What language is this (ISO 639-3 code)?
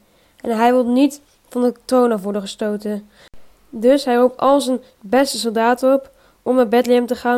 nld